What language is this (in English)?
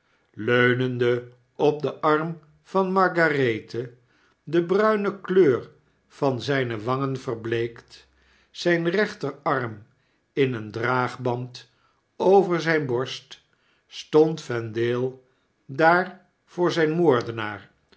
Dutch